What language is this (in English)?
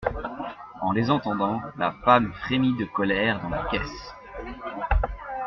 French